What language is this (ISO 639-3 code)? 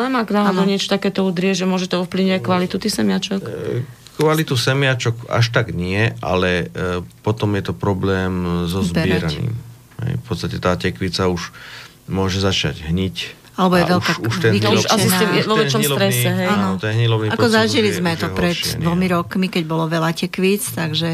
slk